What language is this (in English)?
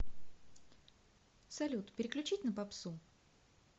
Russian